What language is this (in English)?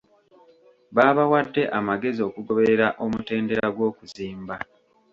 Ganda